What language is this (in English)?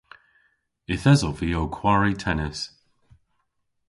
Cornish